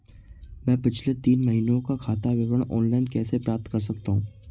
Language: Hindi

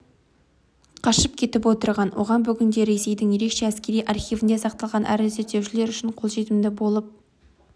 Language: Kazakh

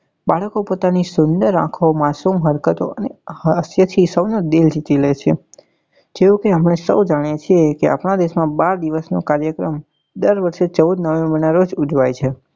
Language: Gujarati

